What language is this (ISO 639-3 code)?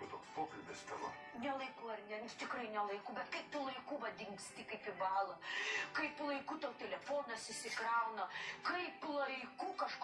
lit